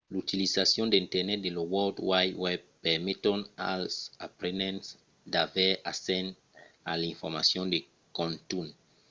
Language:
Occitan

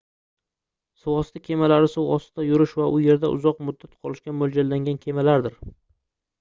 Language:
Uzbek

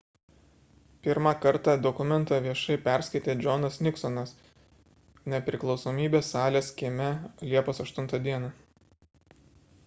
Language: Lithuanian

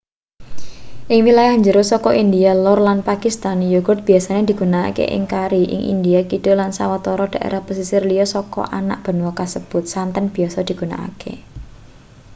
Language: Javanese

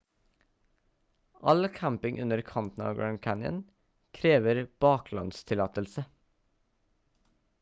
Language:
Norwegian Bokmål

